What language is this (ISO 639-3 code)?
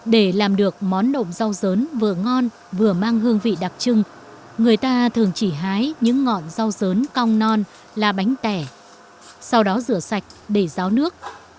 vie